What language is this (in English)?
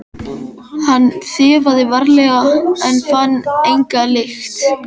Icelandic